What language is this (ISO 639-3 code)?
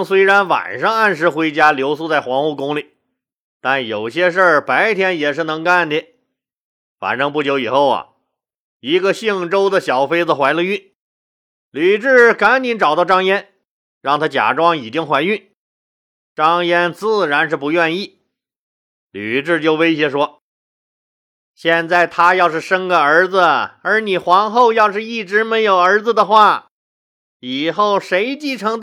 zho